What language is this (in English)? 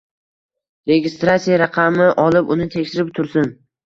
Uzbek